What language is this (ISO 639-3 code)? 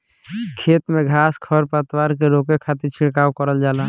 bho